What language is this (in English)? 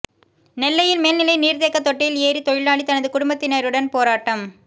Tamil